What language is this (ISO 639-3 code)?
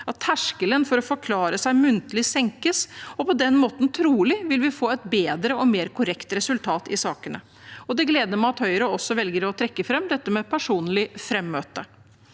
nor